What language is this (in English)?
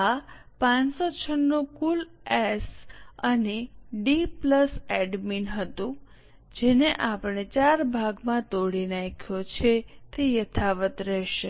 Gujarati